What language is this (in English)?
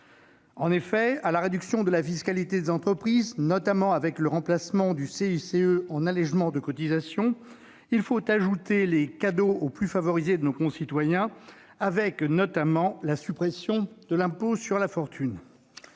French